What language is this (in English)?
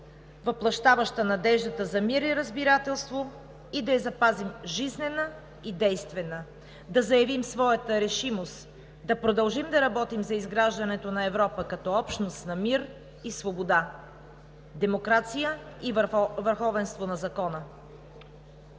Bulgarian